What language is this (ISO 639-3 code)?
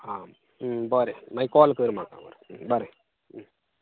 kok